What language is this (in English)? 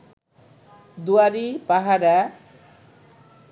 Bangla